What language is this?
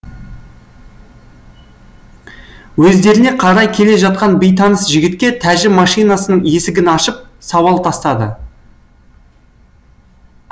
Kazakh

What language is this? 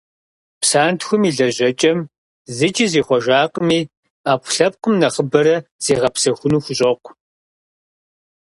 Kabardian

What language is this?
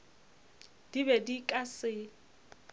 Northern Sotho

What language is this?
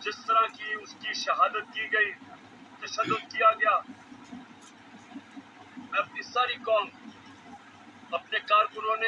Urdu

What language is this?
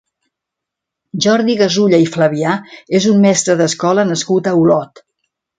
Catalan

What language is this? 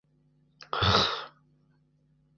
Bashkir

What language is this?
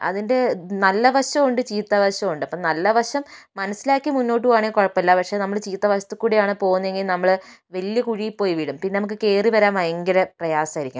Malayalam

